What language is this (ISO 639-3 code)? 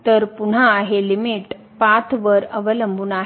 mar